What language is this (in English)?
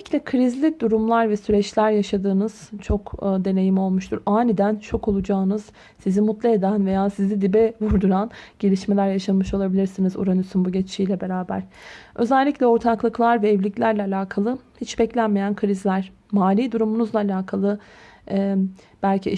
Turkish